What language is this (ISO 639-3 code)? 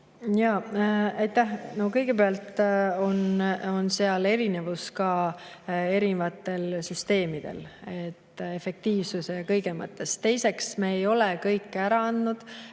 est